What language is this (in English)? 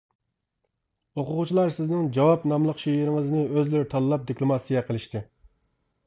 Uyghur